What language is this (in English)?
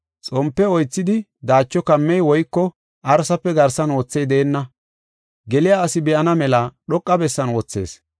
Gofa